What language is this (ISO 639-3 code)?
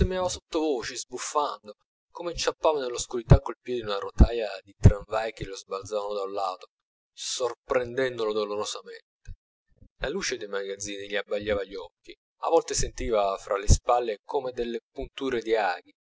ita